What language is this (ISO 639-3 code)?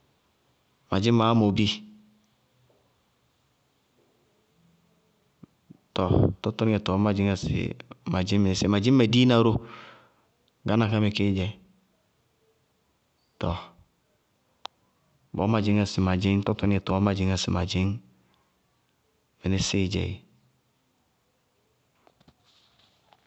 bqg